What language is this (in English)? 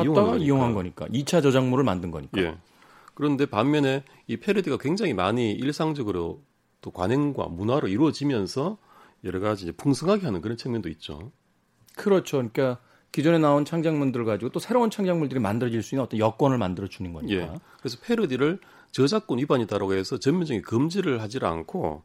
Korean